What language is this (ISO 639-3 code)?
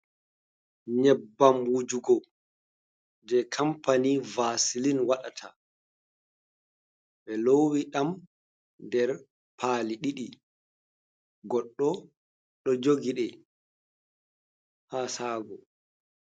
ful